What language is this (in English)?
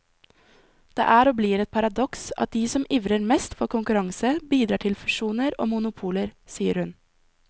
Norwegian